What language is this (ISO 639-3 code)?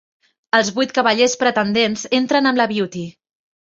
cat